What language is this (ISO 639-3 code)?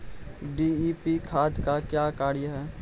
mai